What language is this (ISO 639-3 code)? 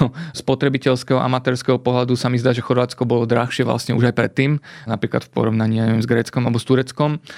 slk